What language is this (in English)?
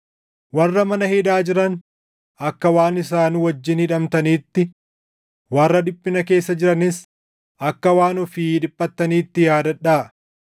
Oromo